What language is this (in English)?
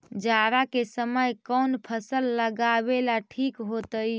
Magahi